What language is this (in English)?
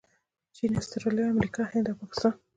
Pashto